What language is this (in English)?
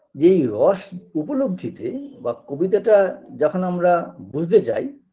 Bangla